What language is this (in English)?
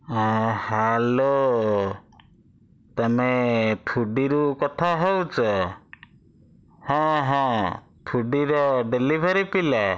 Odia